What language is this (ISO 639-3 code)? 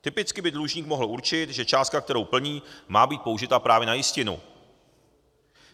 ces